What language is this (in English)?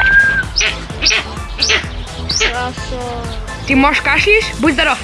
Russian